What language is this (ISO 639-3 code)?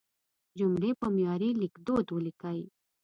pus